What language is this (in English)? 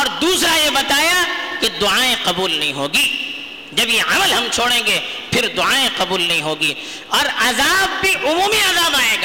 Urdu